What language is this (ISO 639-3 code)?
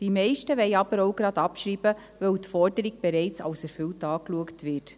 gsw